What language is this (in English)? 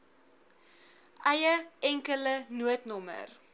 Afrikaans